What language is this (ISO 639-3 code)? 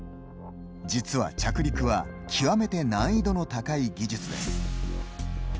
jpn